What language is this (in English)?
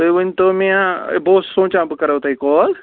Kashmiri